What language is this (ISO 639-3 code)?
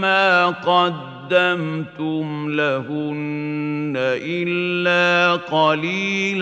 ara